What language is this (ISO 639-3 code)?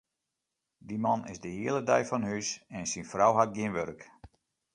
fry